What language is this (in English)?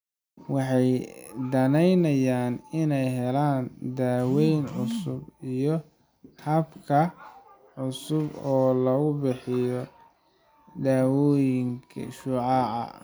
Somali